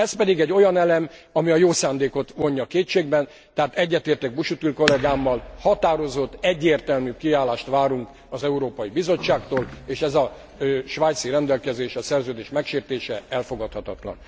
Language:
Hungarian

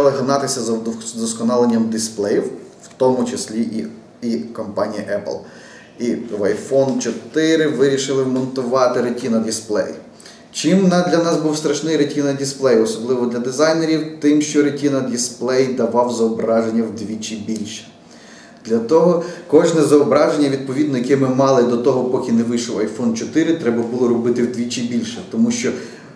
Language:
Ukrainian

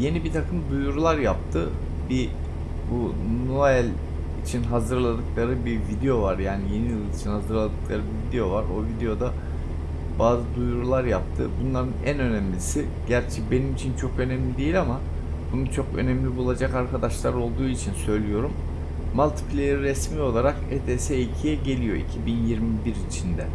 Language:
Turkish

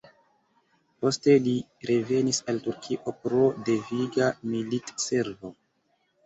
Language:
Esperanto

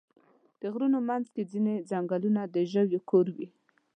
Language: Pashto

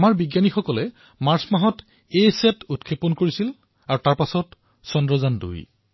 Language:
Assamese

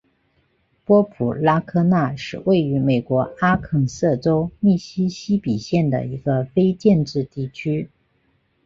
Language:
Chinese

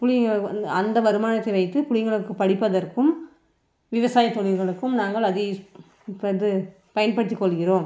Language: Tamil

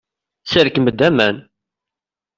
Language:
Kabyle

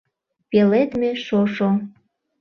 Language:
Mari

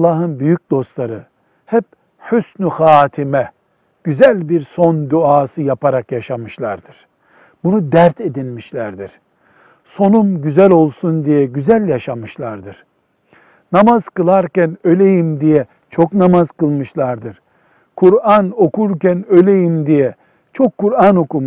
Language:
Turkish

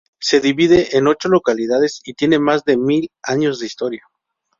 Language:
Spanish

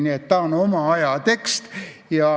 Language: Estonian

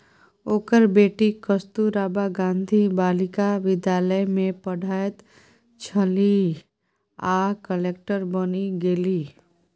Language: Maithili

